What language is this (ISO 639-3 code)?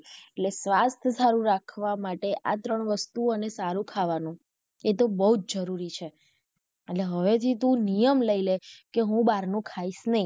guj